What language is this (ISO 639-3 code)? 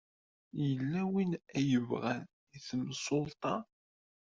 kab